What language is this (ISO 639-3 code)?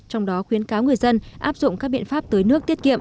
vie